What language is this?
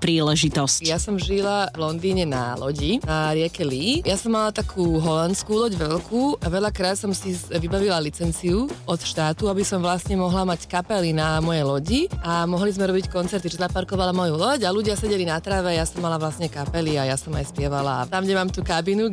Slovak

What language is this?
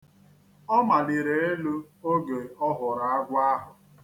Igbo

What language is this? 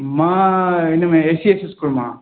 Sindhi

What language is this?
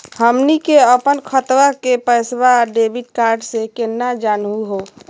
Magahi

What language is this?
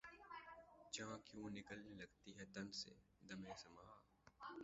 Urdu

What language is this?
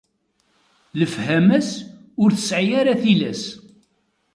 Kabyle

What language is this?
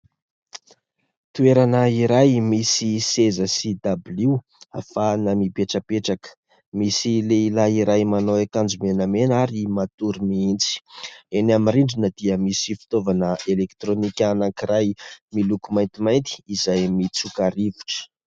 Malagasy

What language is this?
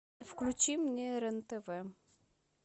Russian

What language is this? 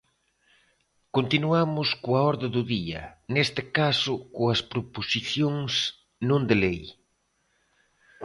Galician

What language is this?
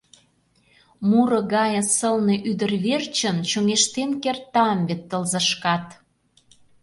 Mari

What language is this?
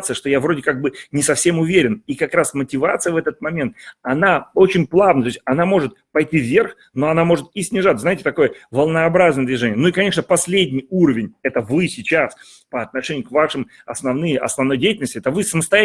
Russian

